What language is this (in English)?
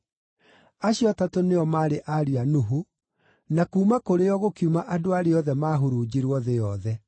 Kikuyu